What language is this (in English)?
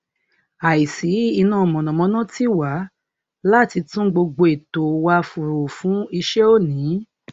Yoruba